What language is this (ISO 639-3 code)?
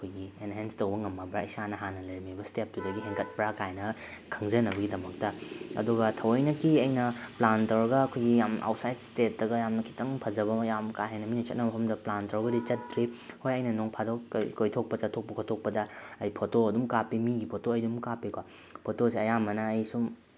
mni